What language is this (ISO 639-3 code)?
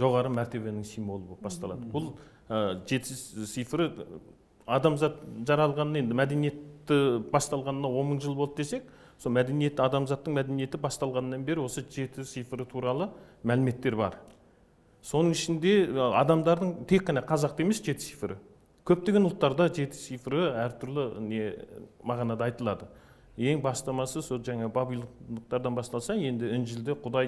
tur